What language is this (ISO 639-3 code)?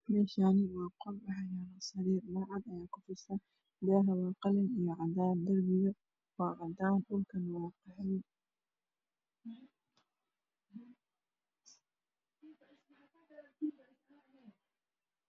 som